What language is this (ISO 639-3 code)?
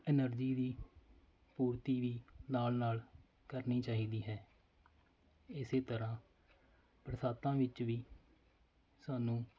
pan